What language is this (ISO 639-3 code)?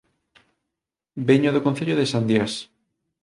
glg